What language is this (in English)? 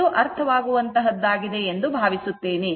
Kannada